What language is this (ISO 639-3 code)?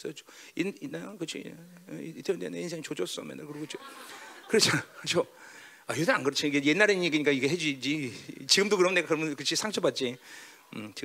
kor